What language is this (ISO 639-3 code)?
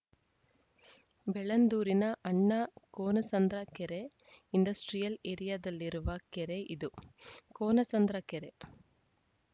kan